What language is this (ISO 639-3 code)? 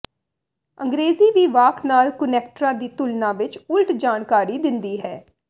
pan